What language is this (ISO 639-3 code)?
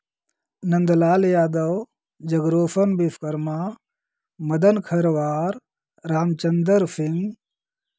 hin